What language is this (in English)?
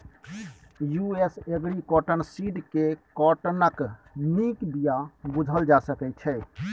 Maithili